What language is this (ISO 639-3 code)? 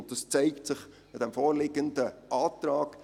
gsw